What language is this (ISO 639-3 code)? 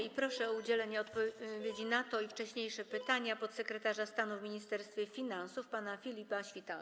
pol